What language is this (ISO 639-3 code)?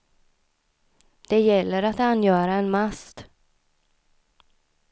swe